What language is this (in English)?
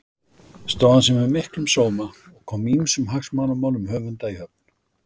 Icelandic